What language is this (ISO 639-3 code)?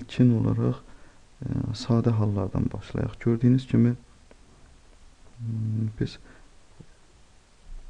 deu